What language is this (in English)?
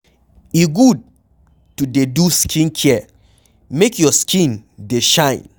Nigerian Pidgin